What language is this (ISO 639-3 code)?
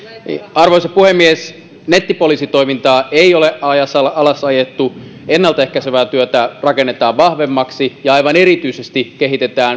fin